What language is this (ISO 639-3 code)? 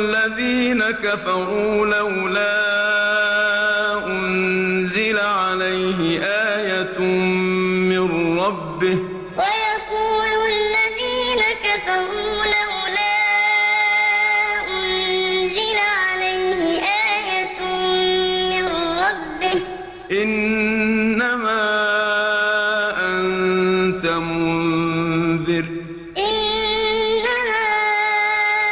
ara